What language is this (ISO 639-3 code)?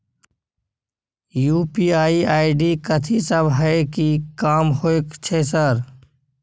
mai